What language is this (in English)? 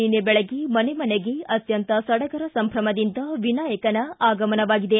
Kannada